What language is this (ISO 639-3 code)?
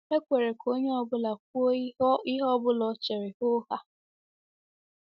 ibo